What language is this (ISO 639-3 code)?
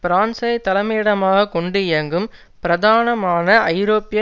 tam